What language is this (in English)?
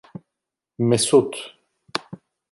Turkish